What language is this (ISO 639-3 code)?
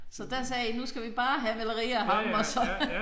dan